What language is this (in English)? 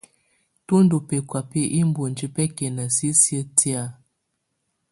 Tunen